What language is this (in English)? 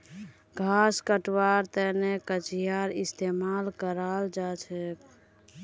Magahi